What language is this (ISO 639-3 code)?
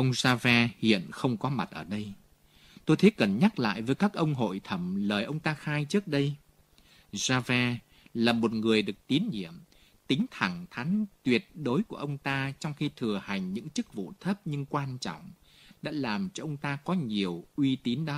vie